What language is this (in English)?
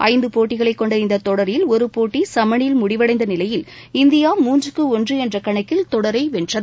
Tamil